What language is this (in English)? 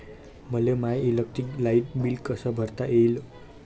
Marathi